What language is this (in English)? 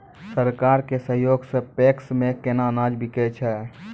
Maithili